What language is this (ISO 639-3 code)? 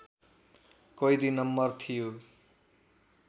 nep